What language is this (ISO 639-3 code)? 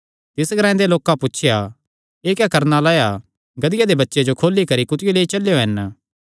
xnr